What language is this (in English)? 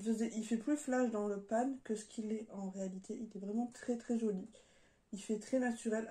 French